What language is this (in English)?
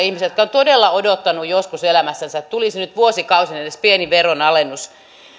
Finnish